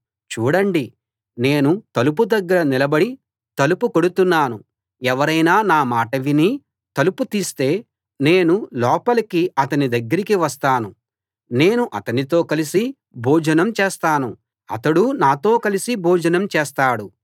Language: Telugu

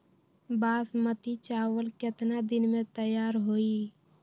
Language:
Magahi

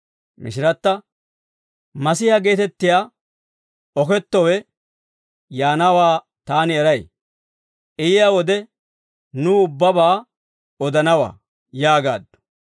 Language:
Dawro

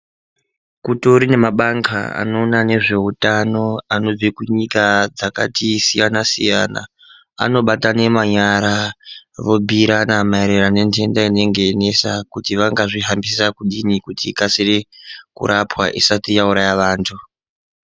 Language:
Ndau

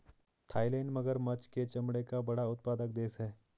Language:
Hindi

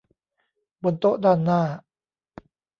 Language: Thai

